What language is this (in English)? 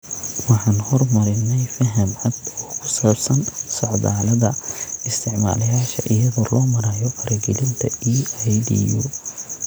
Somali